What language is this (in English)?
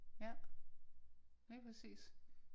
Danish